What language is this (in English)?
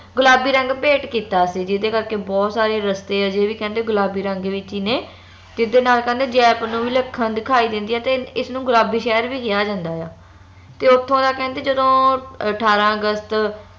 Punjabi